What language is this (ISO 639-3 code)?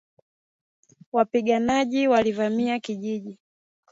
swa